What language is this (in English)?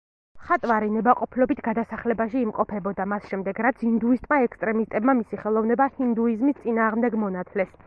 Georgian